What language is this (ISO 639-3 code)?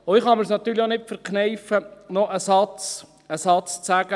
gsw